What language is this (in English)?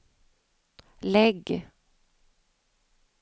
Swedish